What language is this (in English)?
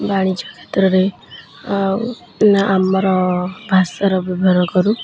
Odia